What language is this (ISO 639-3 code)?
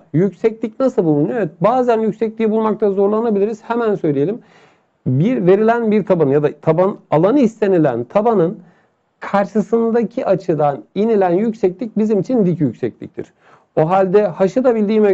tur